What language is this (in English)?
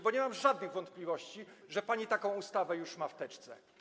Polish